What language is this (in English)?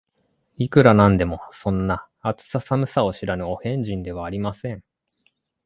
Japanese